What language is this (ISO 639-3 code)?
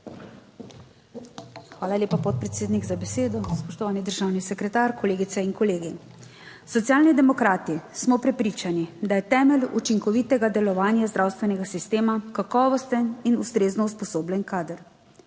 slv